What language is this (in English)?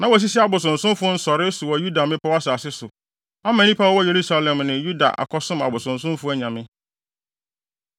Akan